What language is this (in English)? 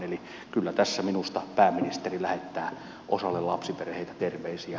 Finnish